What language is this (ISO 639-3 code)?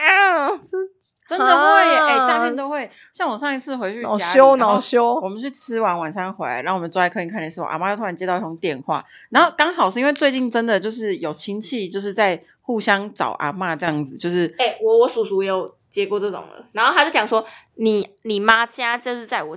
zho